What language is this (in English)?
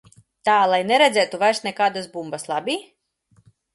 Latvian